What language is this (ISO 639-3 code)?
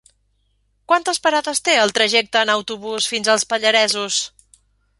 cat